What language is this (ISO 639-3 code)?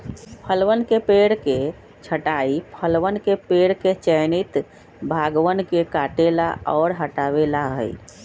mag